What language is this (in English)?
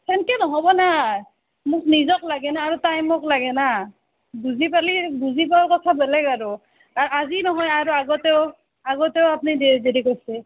Assamese